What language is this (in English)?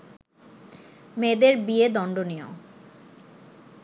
Bangla